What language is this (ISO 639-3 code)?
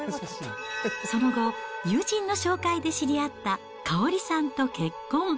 jpn